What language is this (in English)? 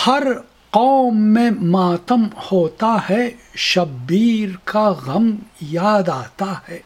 Urdu